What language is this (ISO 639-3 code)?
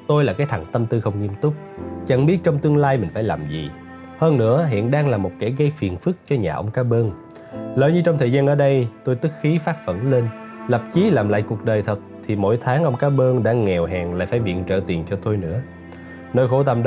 vie